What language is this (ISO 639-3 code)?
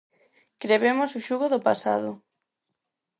glg